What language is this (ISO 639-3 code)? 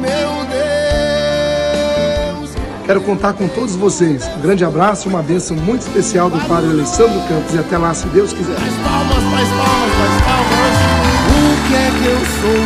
por